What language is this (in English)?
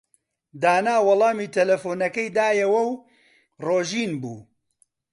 Central Kurdish